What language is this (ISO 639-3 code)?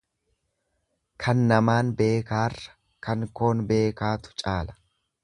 orm